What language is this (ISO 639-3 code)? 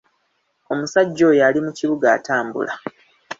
lug